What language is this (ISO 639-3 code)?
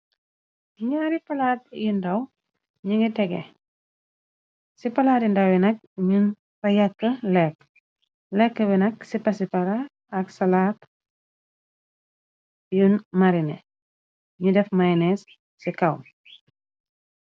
wol